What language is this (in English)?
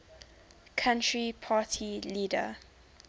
English